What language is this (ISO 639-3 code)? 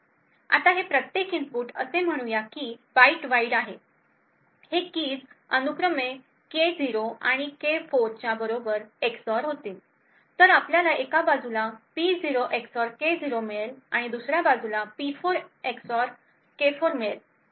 mar